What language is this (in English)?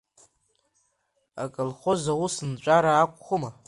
Abkhazian